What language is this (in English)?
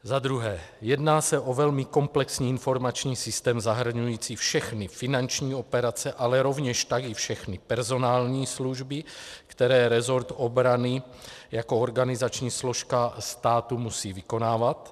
Czech